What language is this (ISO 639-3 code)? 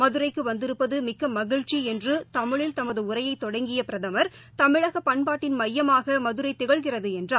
tam